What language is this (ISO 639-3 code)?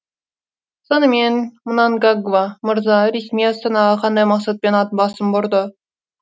kaz